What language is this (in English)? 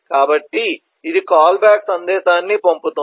Telugu